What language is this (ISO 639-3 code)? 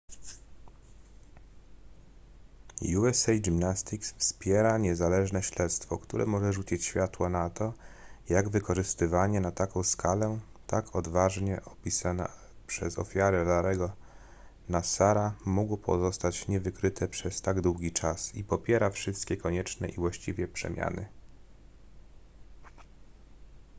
pol